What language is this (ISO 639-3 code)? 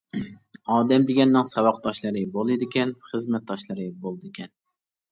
uig